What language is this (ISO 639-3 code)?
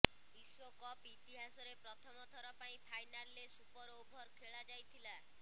ori